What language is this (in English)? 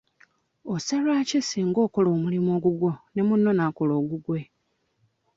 Ganda